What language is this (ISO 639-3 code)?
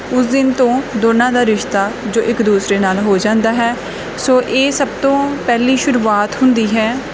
pan